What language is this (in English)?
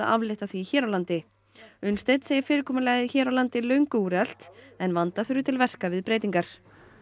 Icelandic